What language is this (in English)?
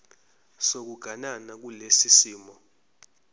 Zulu